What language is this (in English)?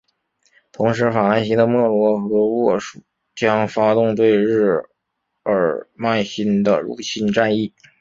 Chinese